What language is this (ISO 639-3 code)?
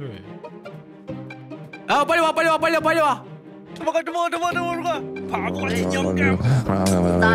kor